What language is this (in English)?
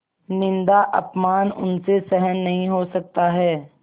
Hindi